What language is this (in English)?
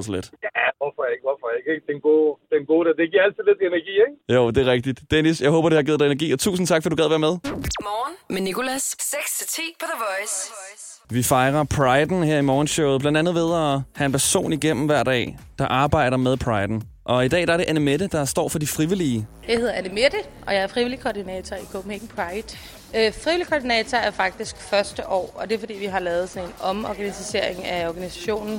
Danish